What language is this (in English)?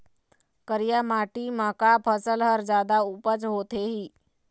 Chhattisgarhi